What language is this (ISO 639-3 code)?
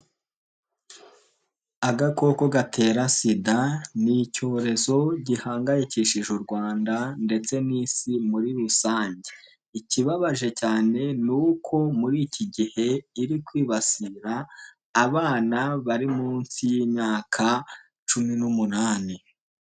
kin